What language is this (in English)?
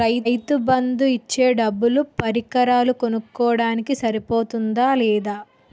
Telugu